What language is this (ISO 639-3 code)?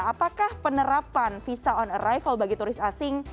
ind